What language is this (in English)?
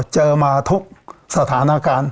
Thai